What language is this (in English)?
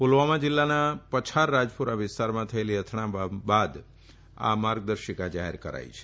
Gujarati